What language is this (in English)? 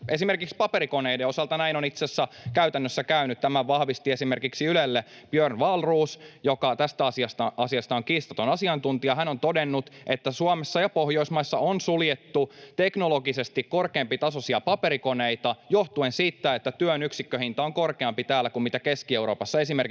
Finnish